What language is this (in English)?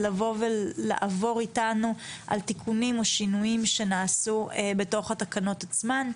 Hebrew